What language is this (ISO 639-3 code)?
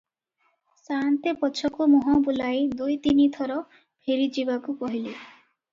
ori